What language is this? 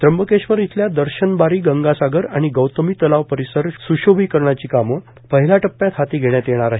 Marathi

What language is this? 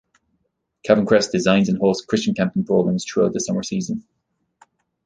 English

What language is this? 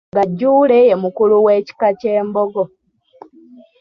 Ganda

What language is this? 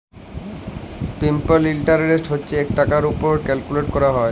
Bangla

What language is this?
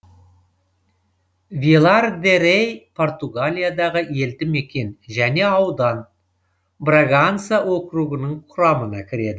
Kazakh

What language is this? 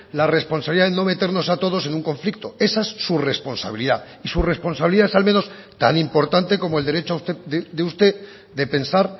Spanish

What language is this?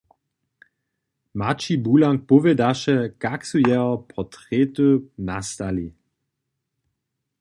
Upper Sorbian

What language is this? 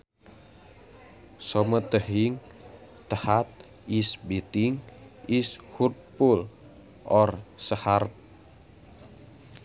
Sundanese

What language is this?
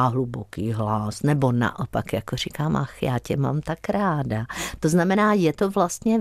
Czech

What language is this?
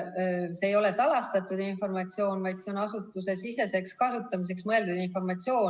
Estonian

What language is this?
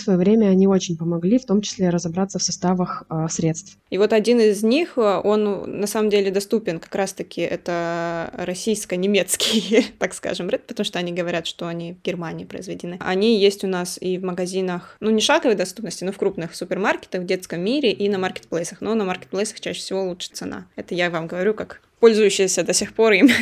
Russian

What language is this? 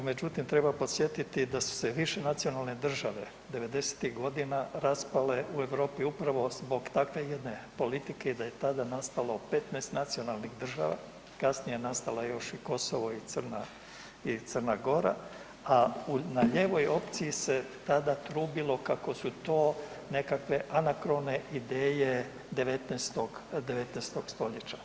Croatian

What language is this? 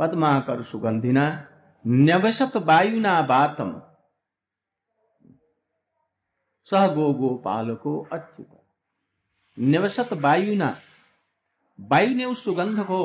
Hindi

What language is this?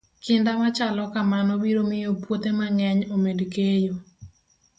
Luo (Kenya and Tanzania)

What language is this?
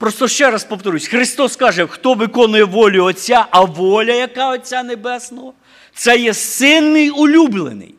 Ukrainian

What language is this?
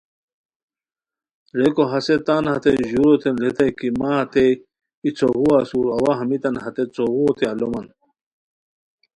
Khowar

